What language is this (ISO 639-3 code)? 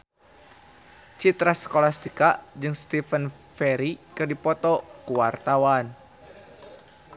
sun